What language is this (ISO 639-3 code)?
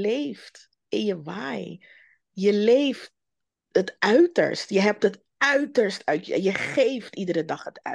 nld